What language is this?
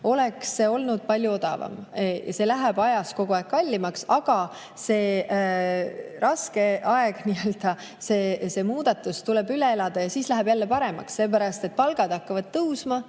Estonian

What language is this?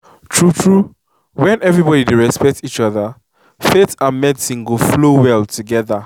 Nigerian Pidgin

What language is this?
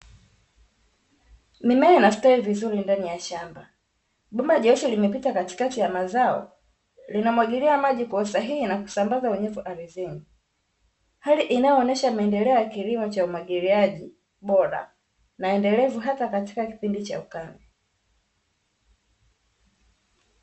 Swahili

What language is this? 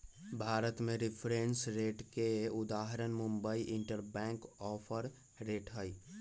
Magahi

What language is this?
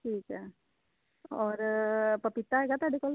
Punjabi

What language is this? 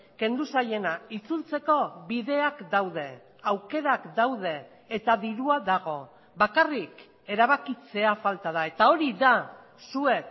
Basque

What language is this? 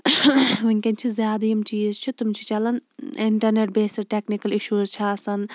Kashmiri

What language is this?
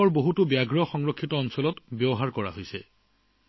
Assamese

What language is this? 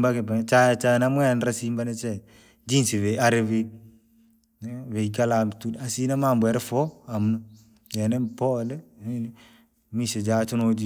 Langi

